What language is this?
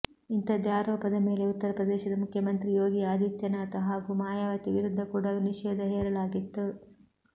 Kannada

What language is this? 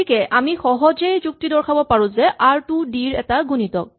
Assamese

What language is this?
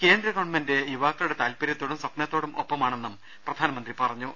Malayalam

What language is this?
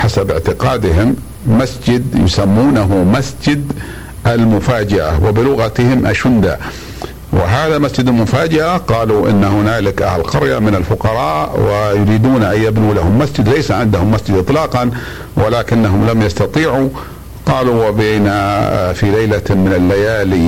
Arabic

